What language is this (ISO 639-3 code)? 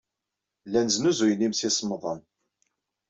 kab